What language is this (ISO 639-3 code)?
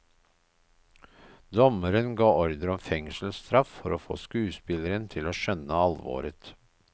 nor